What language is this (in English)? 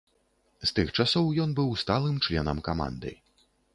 Belarusian